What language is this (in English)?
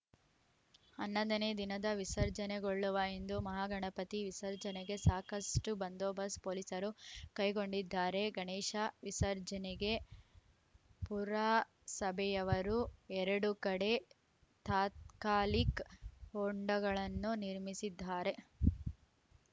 Kannada